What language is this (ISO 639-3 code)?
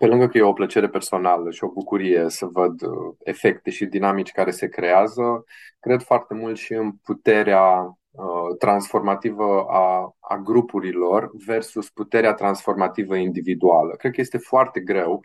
ron